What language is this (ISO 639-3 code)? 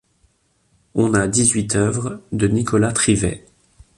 fra